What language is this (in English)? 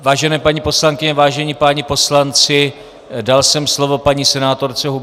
Czech